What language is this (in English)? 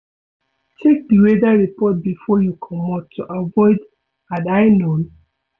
Nigerian Pidgin